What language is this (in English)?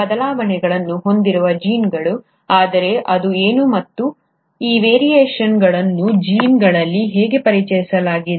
Kannada